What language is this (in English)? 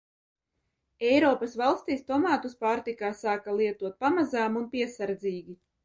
Latvian